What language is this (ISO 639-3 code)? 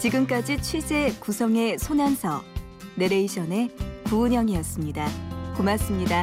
kor